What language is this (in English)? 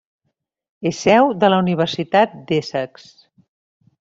Catalan